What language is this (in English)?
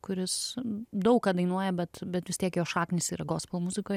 Lithuanian